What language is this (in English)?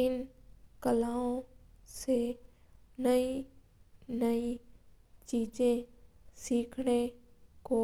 Mewari